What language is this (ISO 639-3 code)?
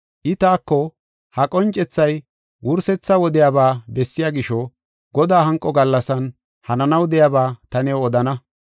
gof